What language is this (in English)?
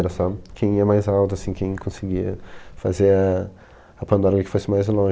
Portuguese